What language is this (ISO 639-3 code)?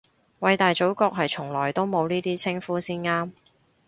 yue